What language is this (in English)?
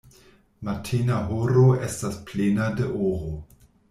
Esperanto